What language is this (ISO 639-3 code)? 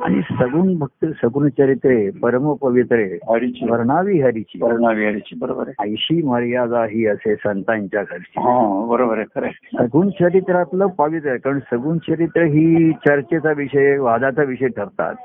mar